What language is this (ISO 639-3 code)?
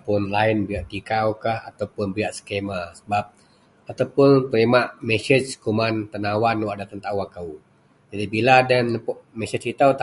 mel